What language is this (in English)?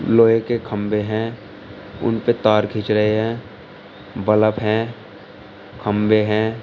Hindi